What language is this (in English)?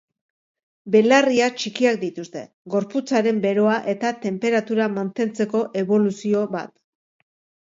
Basque